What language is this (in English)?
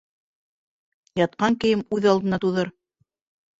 Bashkir